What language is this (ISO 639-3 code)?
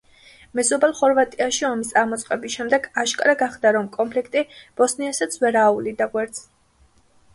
kat